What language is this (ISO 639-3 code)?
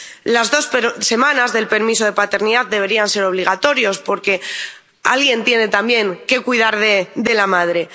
spa